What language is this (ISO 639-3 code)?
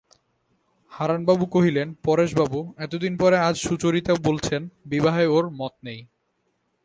ben